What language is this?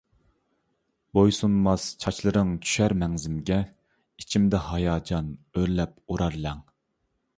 Uyghur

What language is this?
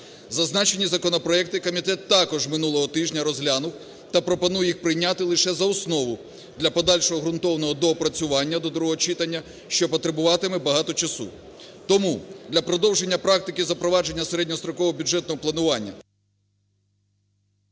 Ukrainian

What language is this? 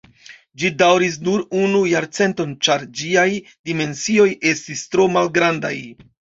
Esperanto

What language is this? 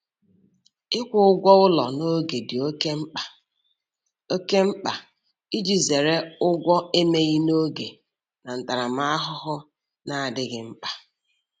Igbo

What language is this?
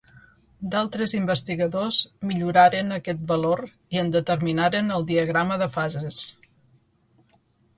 Catalan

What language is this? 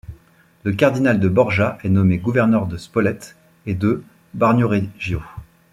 French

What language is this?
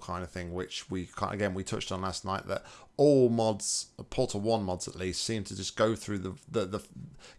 English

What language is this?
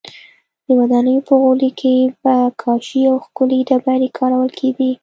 Pashto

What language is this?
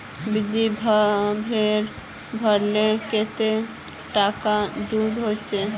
Magahi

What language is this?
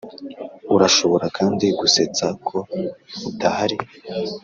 Kinyarwanda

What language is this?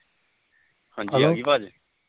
Punjabi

